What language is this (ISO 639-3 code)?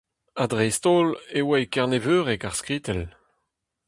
bre